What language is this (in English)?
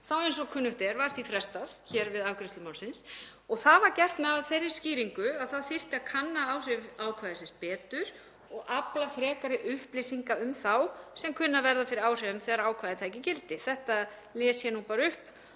Icelandic